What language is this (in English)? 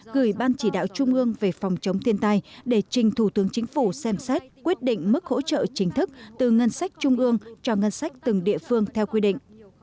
Vietnamese